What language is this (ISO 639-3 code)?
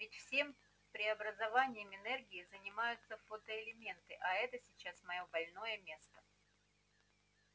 rus